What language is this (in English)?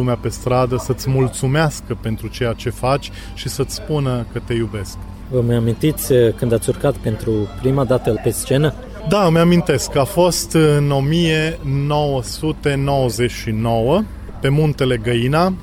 Romanian